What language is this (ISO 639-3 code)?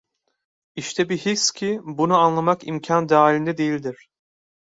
tur